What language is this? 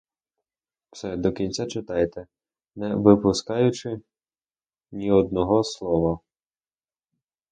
Ukrainian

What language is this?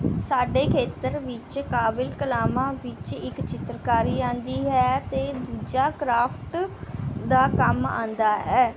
Punjabi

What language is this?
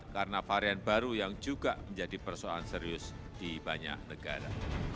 Indonesian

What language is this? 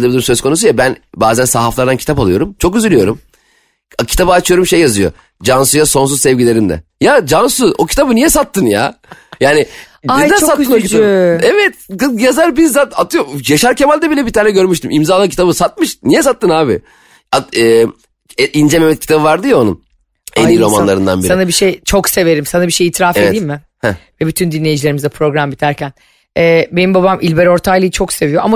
Turkish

